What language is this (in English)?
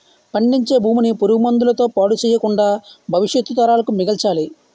Telugu